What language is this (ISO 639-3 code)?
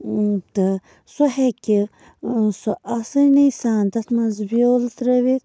kas